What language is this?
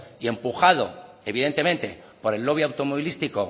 Spanish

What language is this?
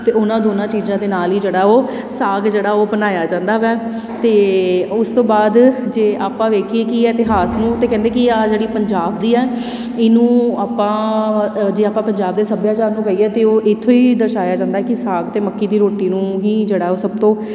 Punjabi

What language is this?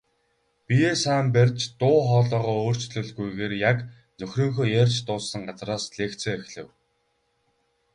Mongolian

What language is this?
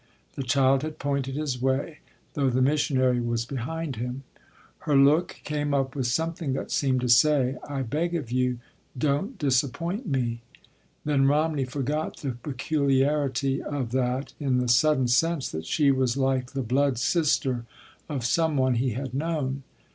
English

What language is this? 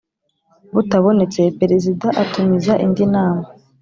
Kinyarwanda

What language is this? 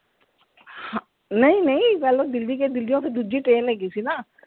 Punjabi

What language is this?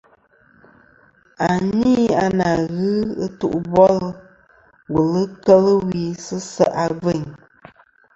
Kom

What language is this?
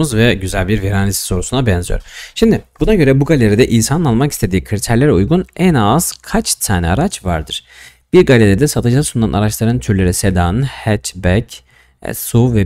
Turkish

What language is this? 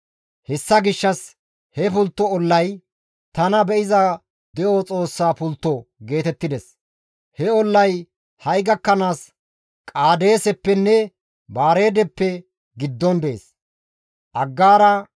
Gamo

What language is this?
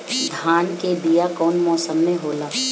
Bhojpuri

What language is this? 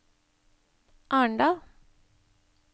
Norwegian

